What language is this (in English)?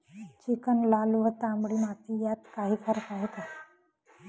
Marathi